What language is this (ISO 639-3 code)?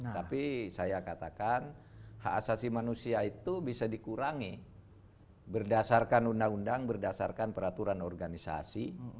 ind